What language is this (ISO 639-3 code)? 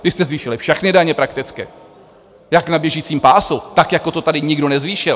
ces